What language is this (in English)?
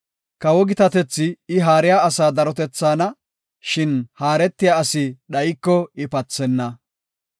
Gofa